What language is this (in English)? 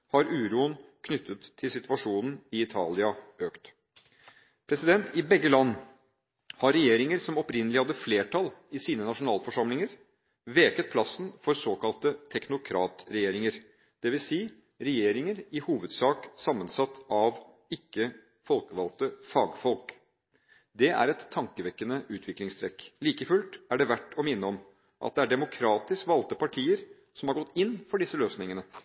Norwegian Bokmål